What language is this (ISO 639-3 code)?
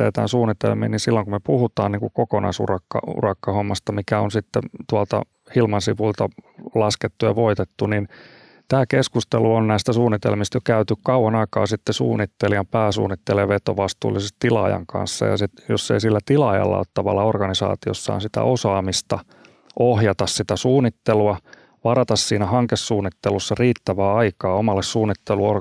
fin